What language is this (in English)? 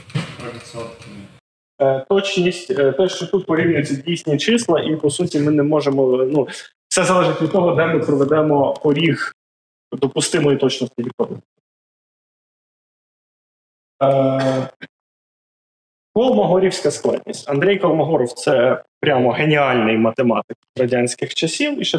Ukrainian